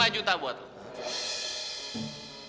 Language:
Indonesian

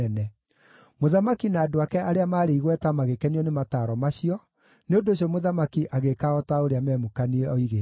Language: Kikuyu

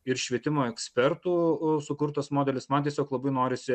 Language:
Lithuanian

